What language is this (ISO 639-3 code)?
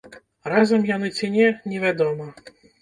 bel